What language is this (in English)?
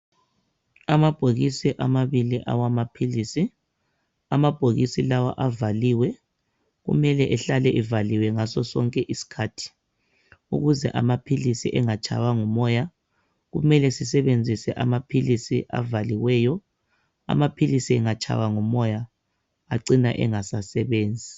North Ndebele